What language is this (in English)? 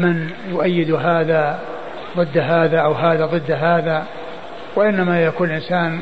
Arabic